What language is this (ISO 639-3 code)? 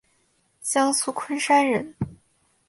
zho